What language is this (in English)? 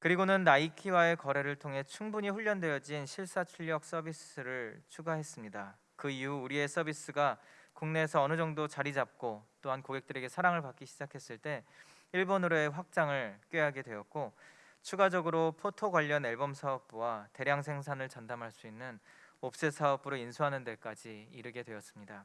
Korean